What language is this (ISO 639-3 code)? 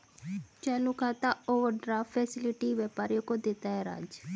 hin